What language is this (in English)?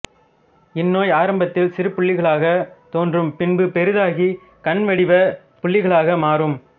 Tamil